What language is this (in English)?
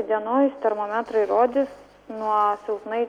Lithuanian